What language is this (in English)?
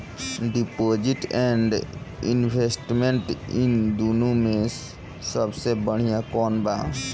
Bhojpuri